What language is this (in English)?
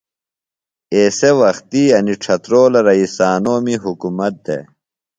Phalura